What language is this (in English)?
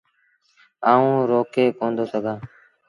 Sindhi Bhil